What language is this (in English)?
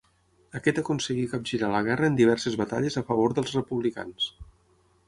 Catalan